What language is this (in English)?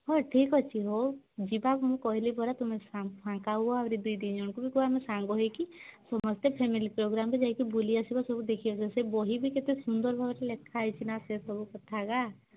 Odia